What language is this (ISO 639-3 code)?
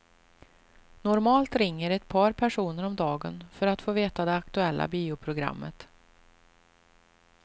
swe